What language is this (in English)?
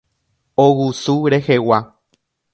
Guarani